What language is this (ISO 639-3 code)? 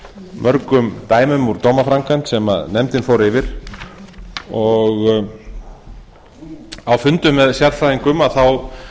isl